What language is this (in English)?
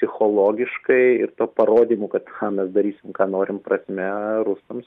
Lithuanian